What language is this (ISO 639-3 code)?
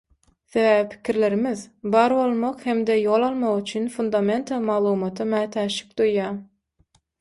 tuk